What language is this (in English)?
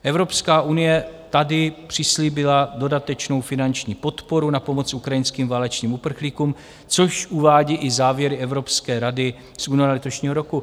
Czech